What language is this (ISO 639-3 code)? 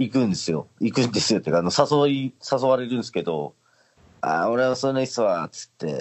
jpn